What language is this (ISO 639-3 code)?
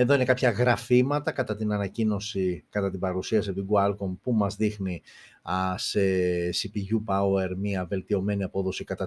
ell